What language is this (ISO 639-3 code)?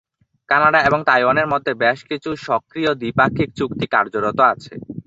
ben